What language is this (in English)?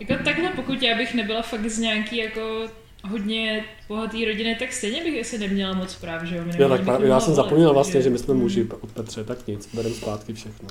Czech